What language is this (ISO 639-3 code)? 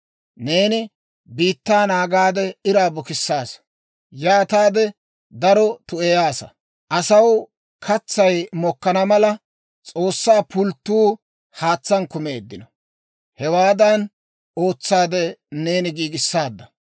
dwr